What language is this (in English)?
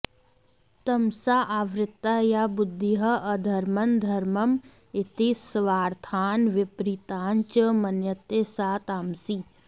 Sanskrit